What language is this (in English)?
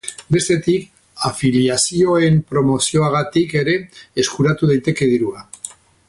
Basque